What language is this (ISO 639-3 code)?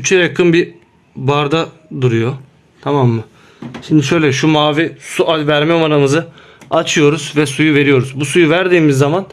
tur